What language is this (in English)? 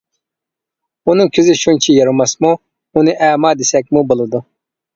Uyghur